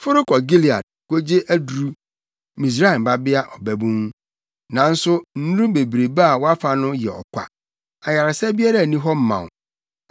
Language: Akan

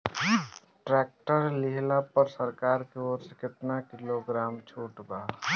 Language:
Bhojpuri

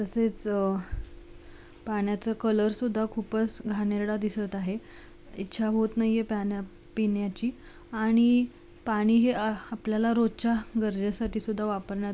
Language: Marathi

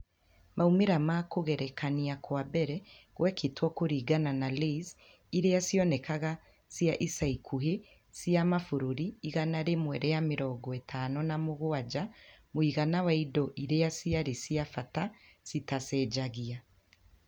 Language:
Kikuyu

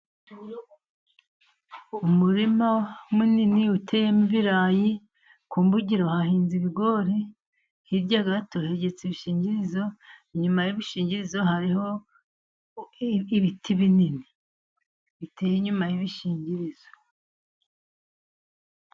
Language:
Kinyarwanda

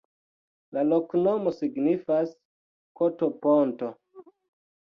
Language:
Esperanto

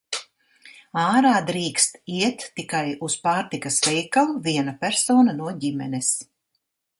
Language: Latvian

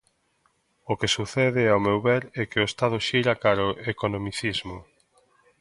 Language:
Galician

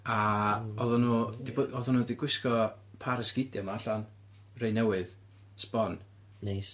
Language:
Welsh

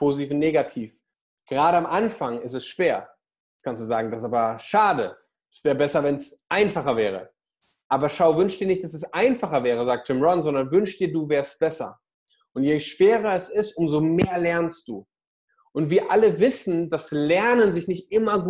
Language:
German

